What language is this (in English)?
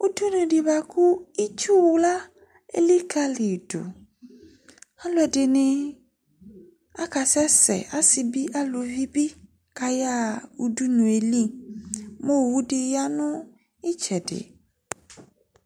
Ikposo